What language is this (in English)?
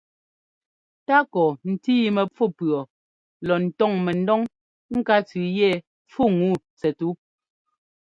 Ngomba